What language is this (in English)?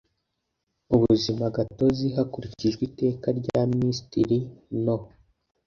Kinyarwanda